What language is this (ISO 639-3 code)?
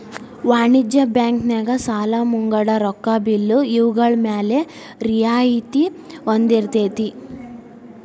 kan